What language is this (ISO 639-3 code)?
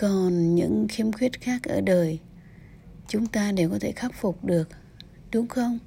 vie